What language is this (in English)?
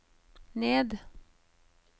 Norwegian